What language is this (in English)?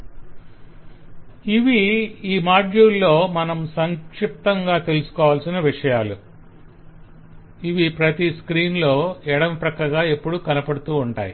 Telugu